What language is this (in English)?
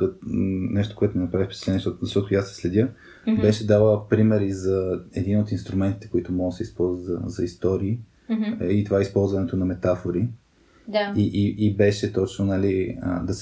Bulgarian